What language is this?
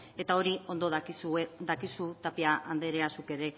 Basque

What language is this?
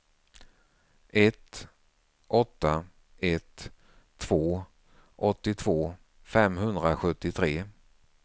Swedish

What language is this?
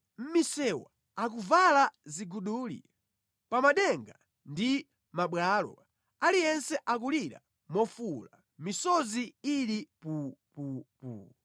Nyanja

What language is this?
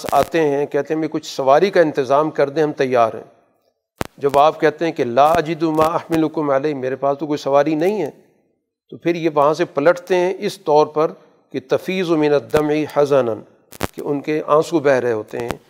Urdu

